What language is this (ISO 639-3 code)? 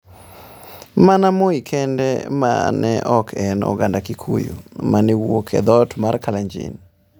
luo